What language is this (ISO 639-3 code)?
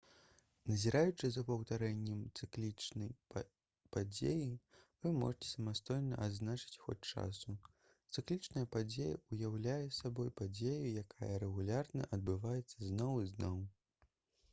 bel